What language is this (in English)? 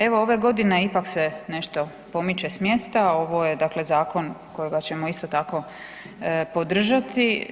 Croatian